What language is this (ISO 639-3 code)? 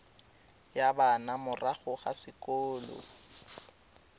tsn